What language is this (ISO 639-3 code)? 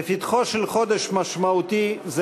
heb